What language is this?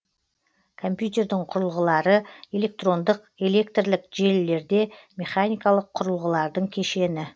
Kazakh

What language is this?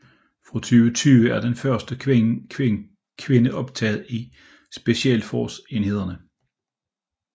Danish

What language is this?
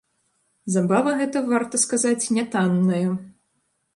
Belarusian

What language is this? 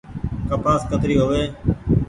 Goaria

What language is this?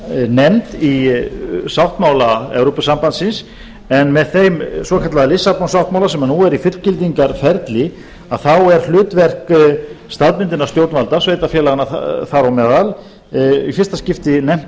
Icelandic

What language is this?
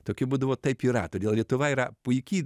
Lithuanian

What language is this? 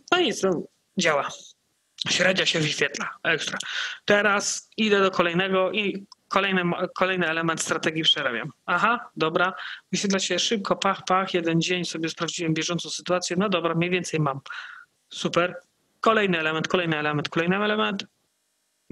Polish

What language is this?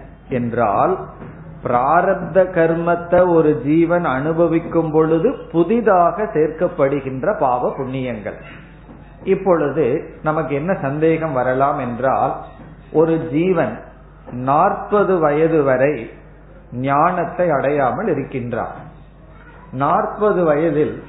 Tamil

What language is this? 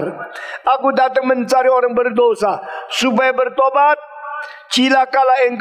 Indonesian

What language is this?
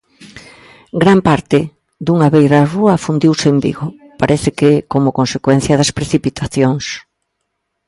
Galician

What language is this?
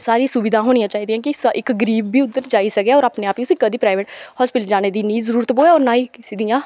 Dogri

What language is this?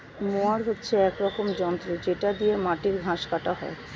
Bangla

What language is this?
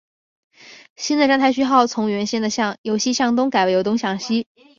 Chinese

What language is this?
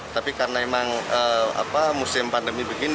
Indonesian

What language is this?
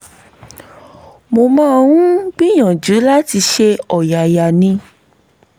Yoruba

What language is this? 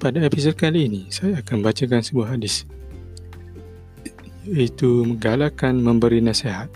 Malay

